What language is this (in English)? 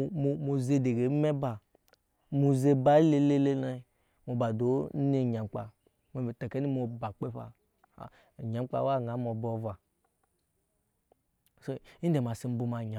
Nyankpa